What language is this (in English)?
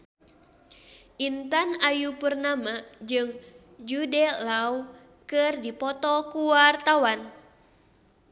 Sundanese